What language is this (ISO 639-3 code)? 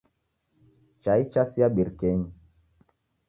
dav